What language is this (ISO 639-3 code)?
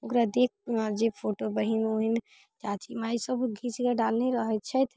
mai